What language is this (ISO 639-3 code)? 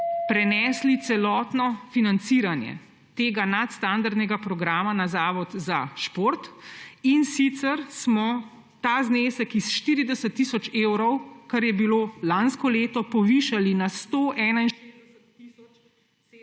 slv